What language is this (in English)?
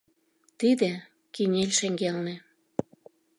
Mari